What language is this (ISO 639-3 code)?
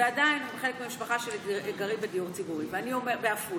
heb